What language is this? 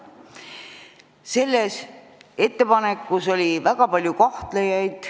Estonian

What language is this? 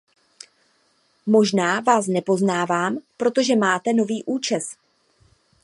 Czech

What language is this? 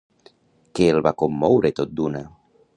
Catalan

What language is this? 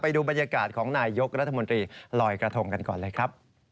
Thai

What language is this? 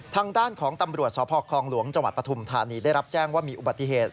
Thai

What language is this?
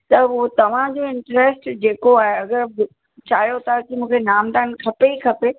Sindhi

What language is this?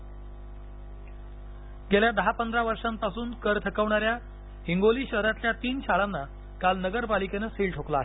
Marathi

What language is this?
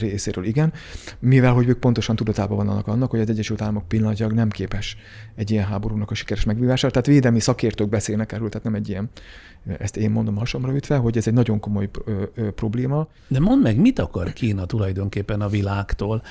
Hungarian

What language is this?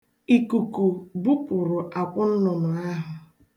Igbo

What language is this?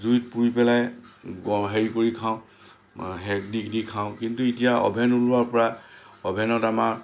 Assamese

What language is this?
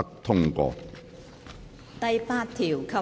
Cantonese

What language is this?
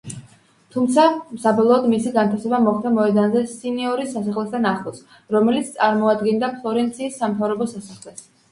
Georgian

